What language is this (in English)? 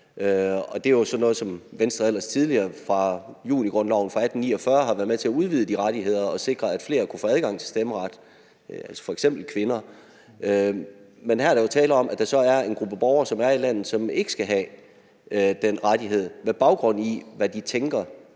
Danish